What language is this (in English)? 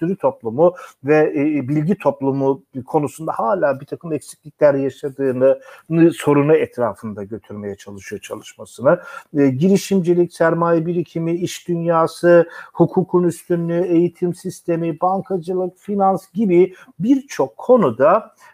Turkish